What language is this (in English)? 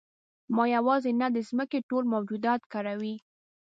Pashto